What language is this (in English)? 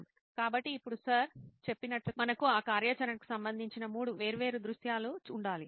Telugu